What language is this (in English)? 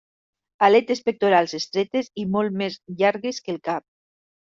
Catalan